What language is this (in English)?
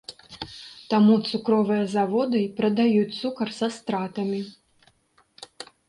Belarusian